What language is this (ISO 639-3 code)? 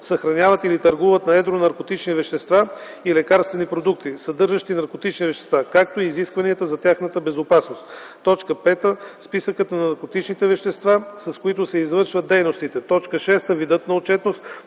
bul